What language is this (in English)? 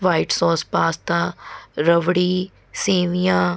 Punjabi